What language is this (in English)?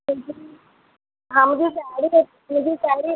Sindhi